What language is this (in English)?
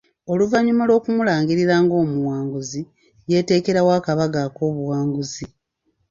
Ganda